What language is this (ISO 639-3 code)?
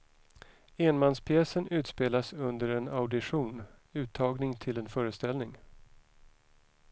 swe